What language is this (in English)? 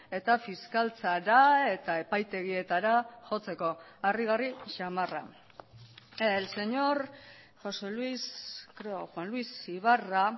Basque